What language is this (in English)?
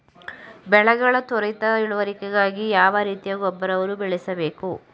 Kannada